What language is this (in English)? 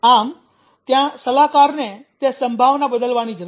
Gujarati